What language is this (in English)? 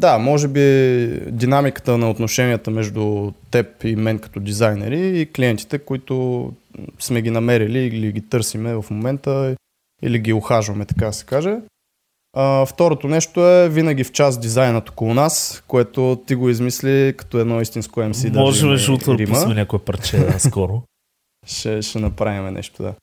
Bulgarian